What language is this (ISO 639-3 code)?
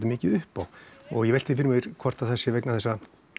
isl